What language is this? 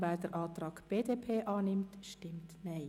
Swiss German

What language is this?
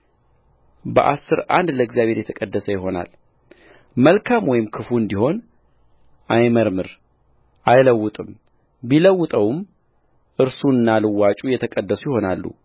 Amharic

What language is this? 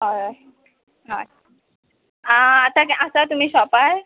Konkani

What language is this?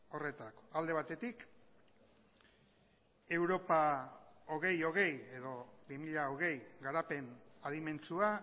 Basque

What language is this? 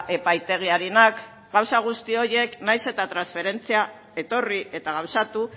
Basque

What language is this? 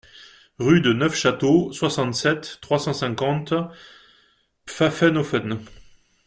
French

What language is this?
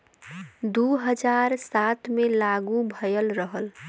Bhojpuri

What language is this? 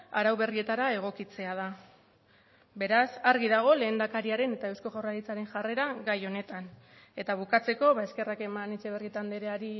Basque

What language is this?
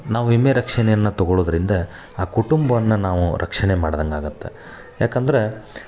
Kannada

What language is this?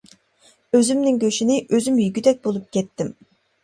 Uyghur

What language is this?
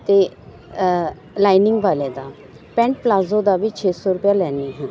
Punjabi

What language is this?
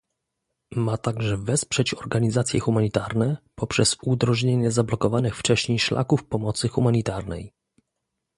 Polish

